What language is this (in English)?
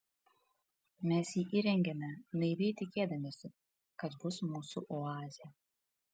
Lithuanian